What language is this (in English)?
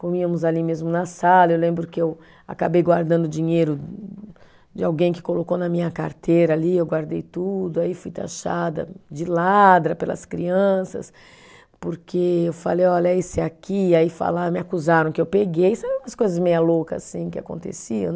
Portuguese